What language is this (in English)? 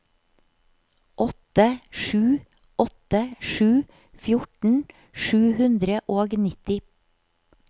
Norwegian